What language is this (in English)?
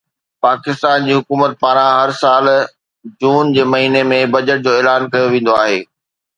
Sindhi